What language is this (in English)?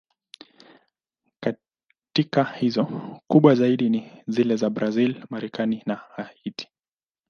Swahili